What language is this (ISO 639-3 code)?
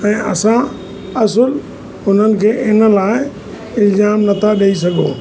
snd